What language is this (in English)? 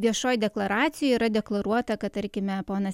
Lithuanian